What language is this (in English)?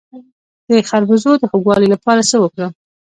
Pashto